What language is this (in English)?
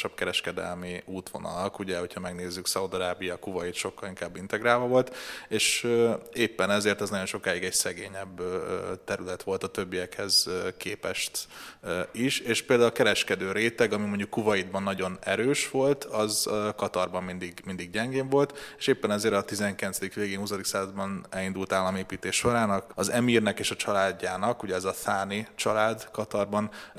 Hungarian